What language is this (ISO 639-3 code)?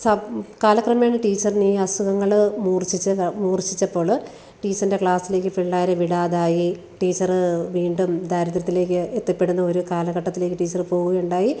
mal